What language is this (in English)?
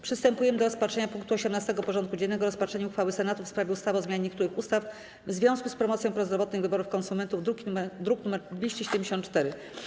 Polish